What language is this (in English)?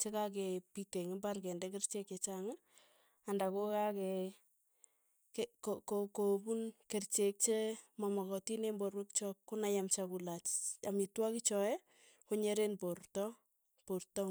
Tugen